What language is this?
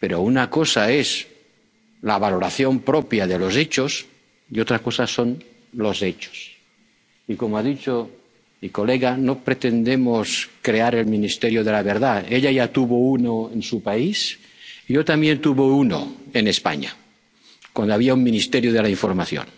Spanish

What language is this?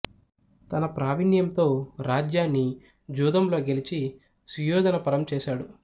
Telugu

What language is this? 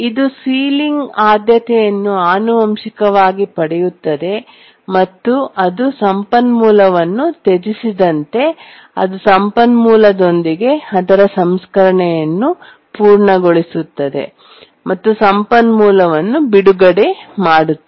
Kannada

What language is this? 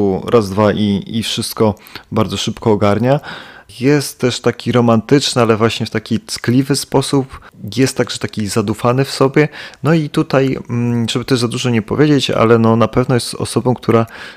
Polish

